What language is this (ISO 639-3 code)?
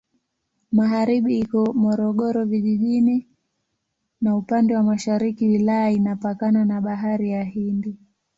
swa